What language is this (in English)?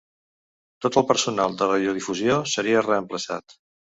Catalan